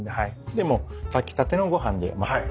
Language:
Japanese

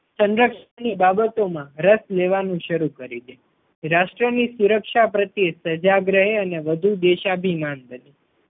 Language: Gujarati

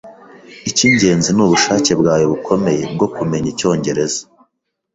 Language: Kinyarwanda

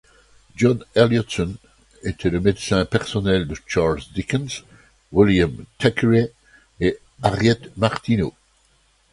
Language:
French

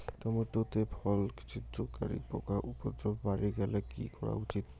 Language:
Bangla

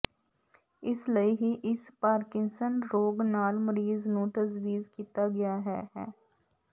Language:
Punjabi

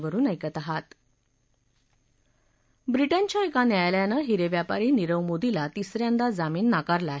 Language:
Marathi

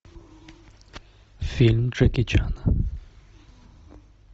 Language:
Russian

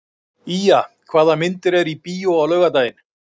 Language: Icelandic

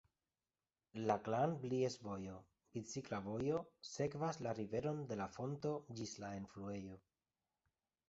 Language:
Esperanto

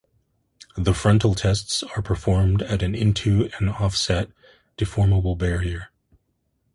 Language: English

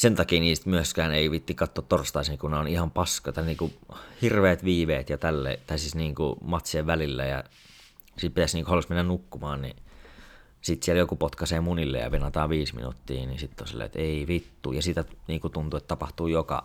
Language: Finnish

